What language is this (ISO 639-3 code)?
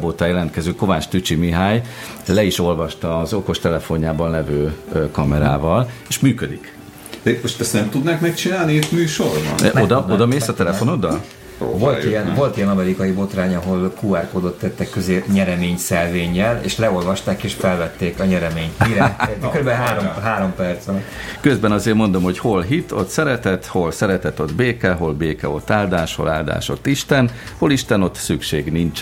hun